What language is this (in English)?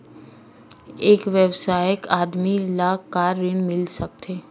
Chhattisgarhi